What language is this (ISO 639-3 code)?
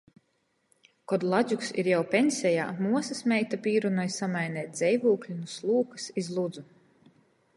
ltg